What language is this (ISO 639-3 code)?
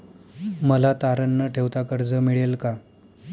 mar